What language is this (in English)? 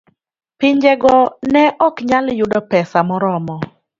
Luo (Kenya and Tanzania)